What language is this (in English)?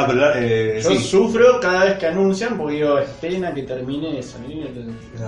Spanish